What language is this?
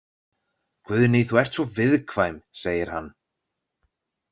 Icelandic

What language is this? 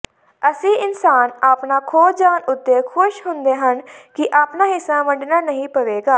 Punjabi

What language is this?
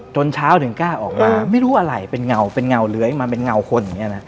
Thai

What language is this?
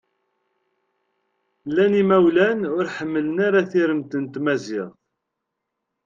Kabyle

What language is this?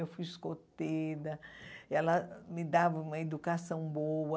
Portuguese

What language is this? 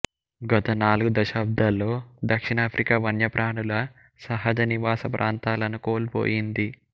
Telugu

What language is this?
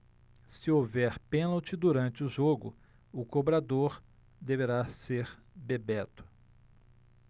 Portuguese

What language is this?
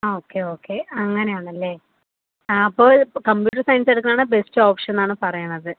Malayalam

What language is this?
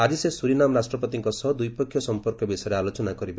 Odia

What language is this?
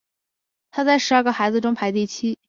Chinese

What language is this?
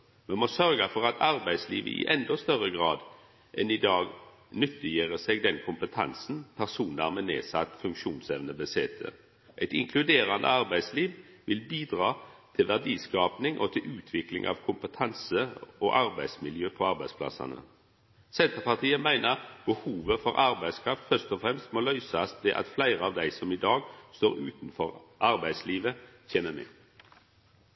Norwegian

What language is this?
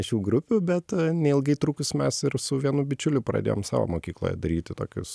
Lithuanian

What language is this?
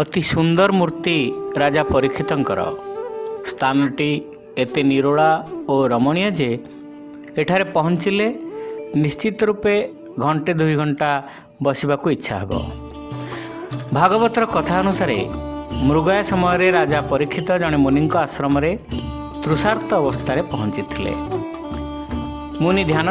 Indonesian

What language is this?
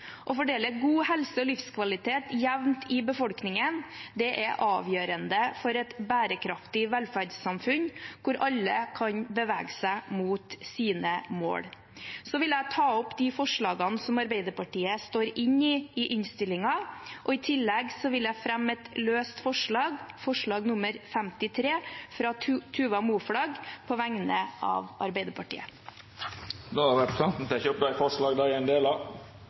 Norwegian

